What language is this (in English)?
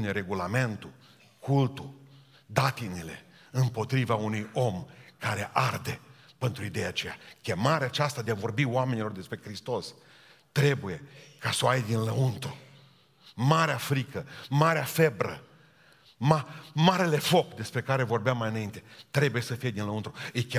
Romanian